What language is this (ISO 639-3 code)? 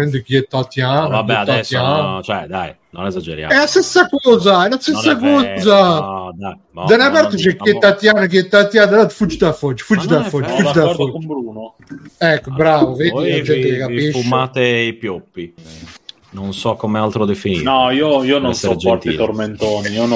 ita